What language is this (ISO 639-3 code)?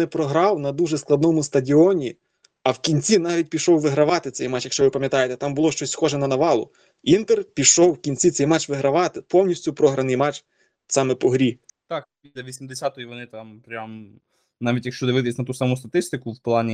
ukr